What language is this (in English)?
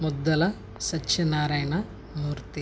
Telugu